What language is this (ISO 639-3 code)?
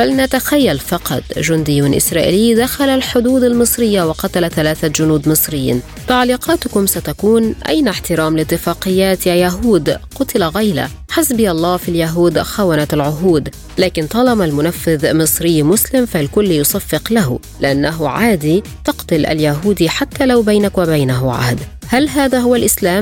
ara